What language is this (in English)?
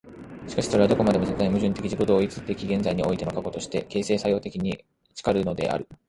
Japanese